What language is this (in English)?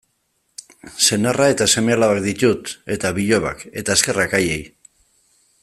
Basque